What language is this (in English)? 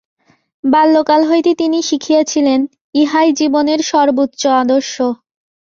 Bangla